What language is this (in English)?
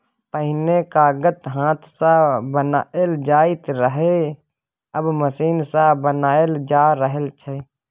Maithili